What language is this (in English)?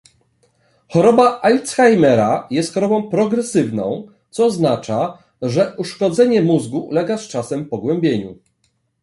Polish